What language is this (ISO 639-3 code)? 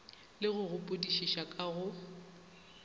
nso